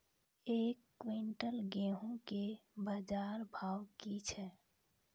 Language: Maithili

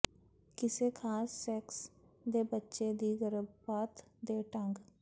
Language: Punjabi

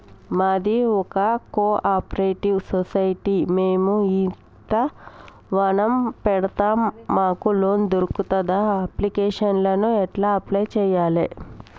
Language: Telugu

